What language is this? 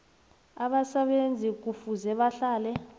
South Ndebele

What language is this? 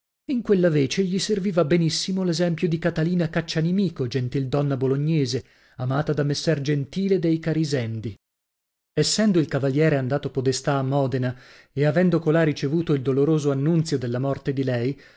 Italian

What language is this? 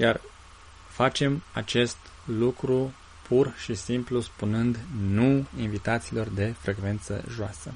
Romanian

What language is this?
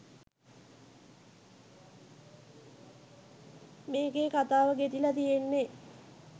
Sinhala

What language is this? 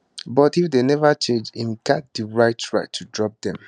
Nigerian Pidgin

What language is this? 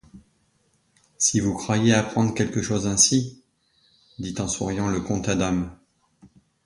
French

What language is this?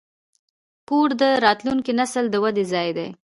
Pashto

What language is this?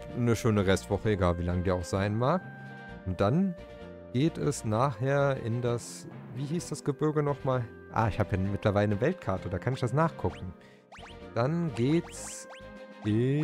German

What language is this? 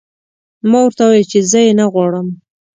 Pashto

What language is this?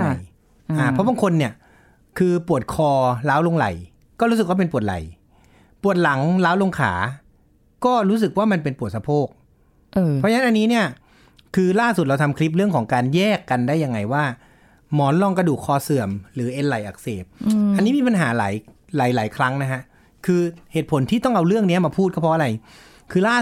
Thai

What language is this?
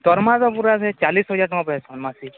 Odia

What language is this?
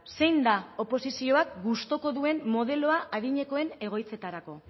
Basque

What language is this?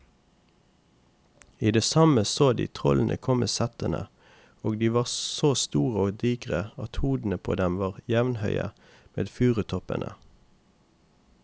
Norwegian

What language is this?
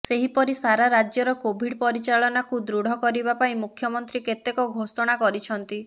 Odia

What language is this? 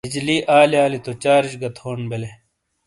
Shina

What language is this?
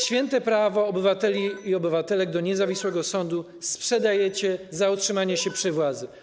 Polish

